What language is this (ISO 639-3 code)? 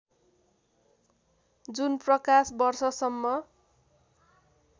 nep